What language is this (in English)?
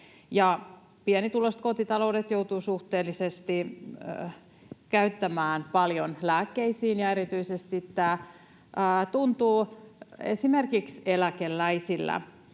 Finnish